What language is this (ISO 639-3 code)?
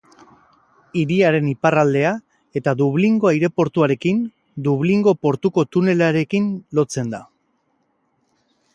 eus